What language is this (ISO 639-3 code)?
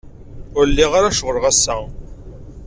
kab